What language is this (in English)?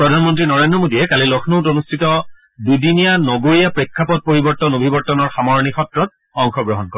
Assamese